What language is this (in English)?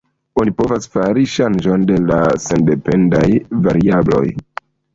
Esperanto